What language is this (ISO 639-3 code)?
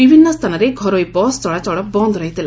ori